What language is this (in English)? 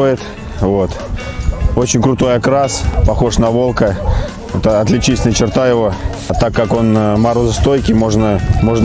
Russian